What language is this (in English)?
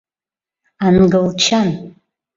Mari